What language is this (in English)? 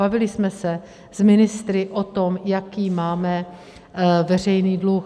Czech